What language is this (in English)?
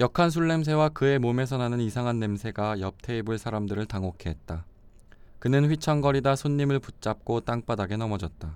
Korean